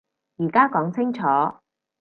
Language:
Cantonese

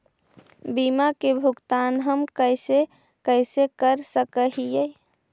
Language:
Magahi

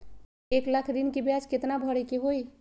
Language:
Magahi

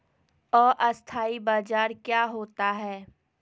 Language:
Magahi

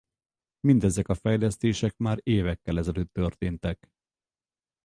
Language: Hungarian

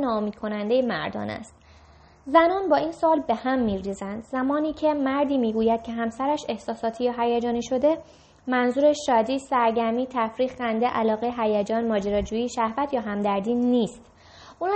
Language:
Persian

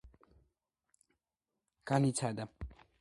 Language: Georgian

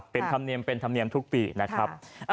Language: Thai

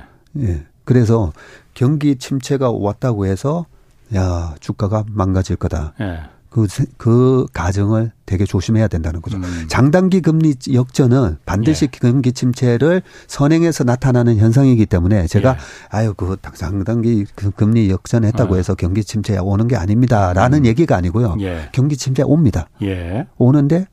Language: Korean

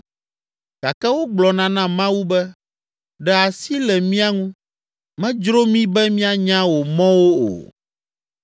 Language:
Ewe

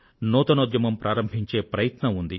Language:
Telugu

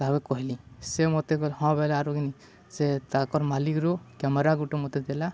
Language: Odia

